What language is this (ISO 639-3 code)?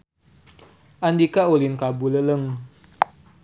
sun